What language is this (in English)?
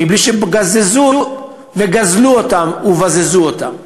Hebrew